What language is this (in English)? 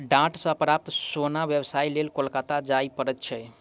Maithili